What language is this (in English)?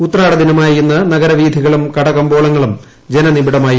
Malayalam